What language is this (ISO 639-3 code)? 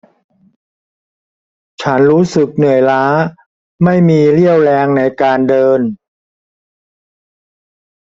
tha